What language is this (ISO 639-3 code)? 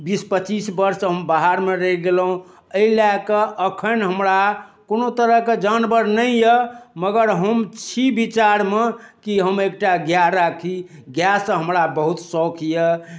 mai